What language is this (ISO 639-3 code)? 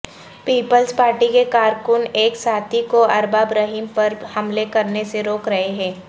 urd